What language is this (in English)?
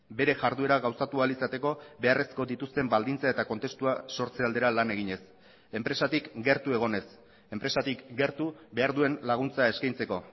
Basque